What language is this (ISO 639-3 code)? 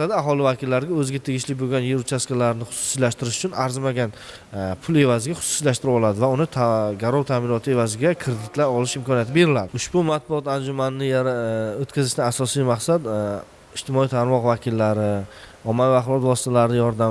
tur